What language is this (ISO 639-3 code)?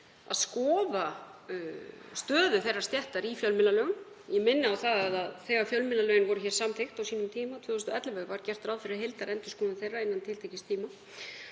isl